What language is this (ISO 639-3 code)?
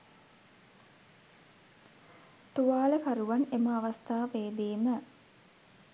sin